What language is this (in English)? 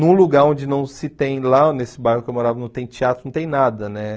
Portuguese